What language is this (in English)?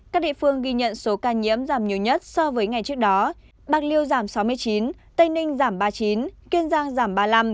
Vietnamese